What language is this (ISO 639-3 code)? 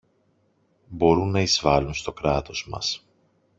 ell